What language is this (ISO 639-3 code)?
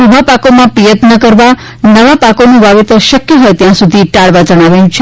guj